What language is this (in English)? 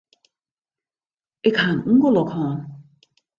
Western Frisian